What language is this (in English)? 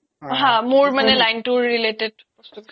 Assamese